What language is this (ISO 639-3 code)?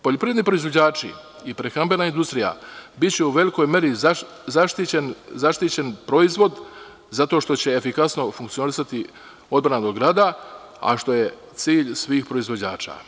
srp